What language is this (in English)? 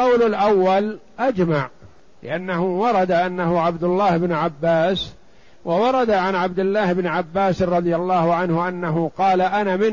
Arabic